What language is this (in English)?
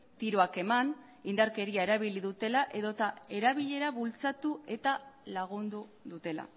Basque